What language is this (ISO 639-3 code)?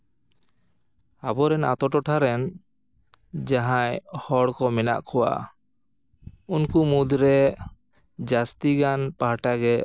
sat